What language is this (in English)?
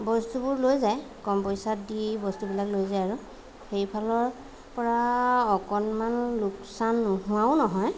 Assamese